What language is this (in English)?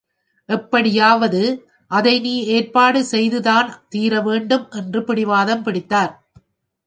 Tamil